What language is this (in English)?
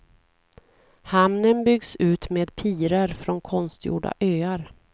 Swedish